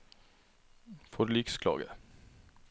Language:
Norwegian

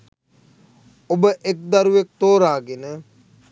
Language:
Sinhala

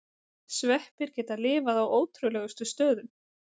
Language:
Icelandic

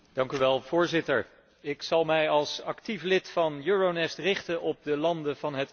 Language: Dutch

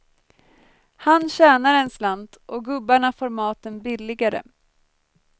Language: Swedish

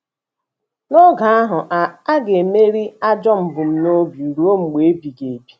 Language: Igbo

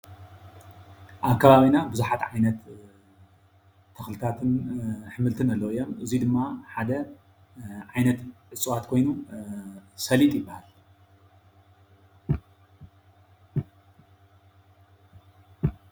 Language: Tigrinya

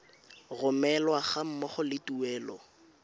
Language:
Tswana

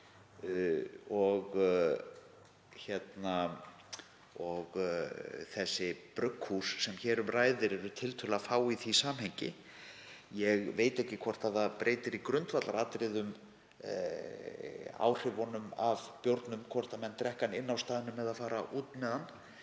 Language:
Icelandic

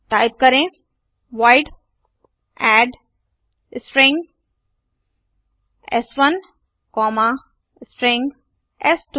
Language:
Hindi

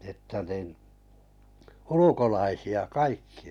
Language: Finnish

